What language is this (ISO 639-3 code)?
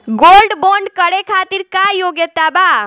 bho